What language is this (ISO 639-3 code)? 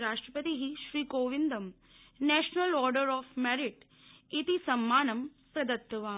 san